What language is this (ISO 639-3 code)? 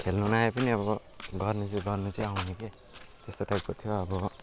nep